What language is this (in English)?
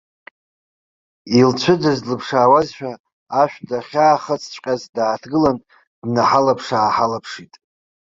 Abkhazian